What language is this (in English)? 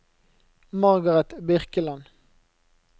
Norwegian